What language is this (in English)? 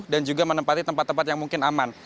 Indonesian